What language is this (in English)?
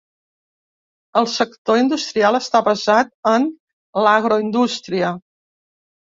Catalan